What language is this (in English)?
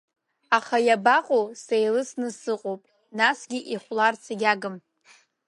Abkhazian